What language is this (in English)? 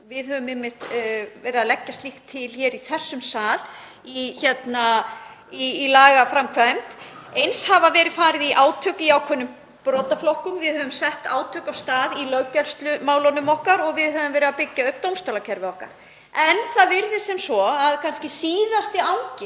Icelandic